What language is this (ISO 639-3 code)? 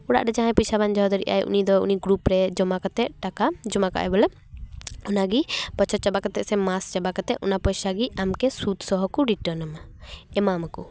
sat